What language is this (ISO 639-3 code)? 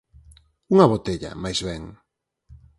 glg